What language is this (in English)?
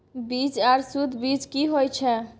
Maithili